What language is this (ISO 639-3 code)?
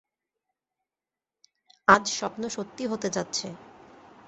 ben